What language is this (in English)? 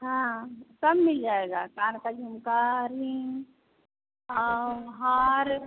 Hindi